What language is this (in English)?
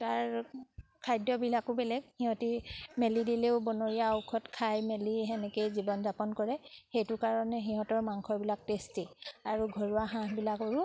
Assamese